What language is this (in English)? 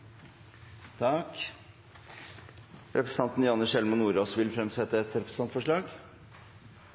Norwegian Nynorsk